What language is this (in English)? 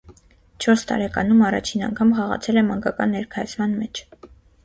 Armenian